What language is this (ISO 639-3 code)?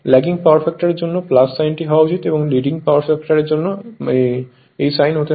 ben